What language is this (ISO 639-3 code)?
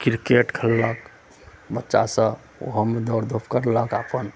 mai